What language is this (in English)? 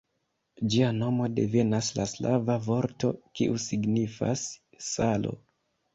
Esperanto